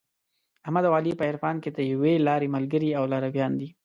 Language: Pashto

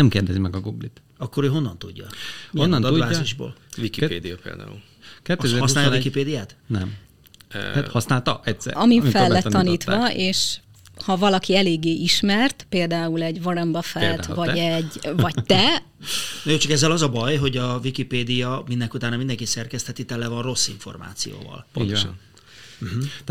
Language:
Hungarian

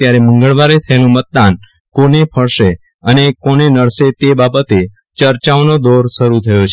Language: Gujarati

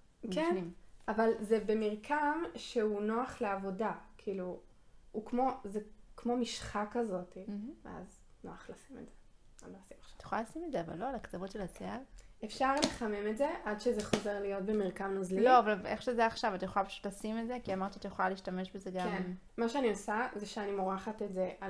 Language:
Hebrew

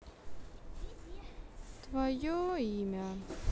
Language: Russian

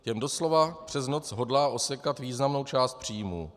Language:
Czech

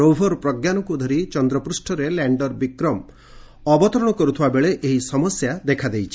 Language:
Odia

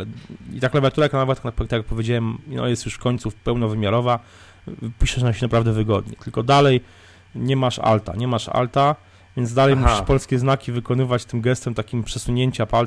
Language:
Polish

